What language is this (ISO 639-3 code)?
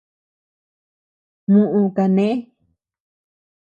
cux